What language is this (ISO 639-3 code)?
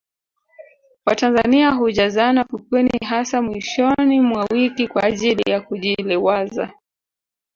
swa